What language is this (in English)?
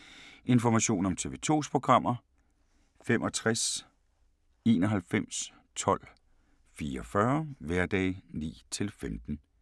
Danish